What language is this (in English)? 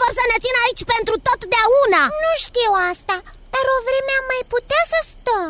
Romanian